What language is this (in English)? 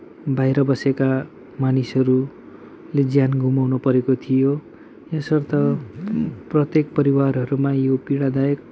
Nepali